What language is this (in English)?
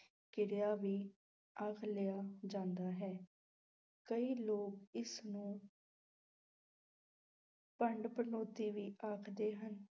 Punjabi